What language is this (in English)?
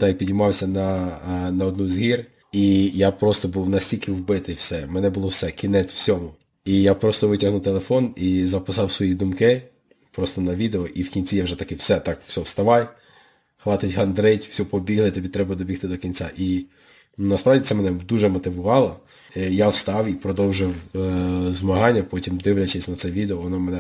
Ukrainian